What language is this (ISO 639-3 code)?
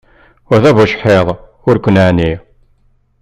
kab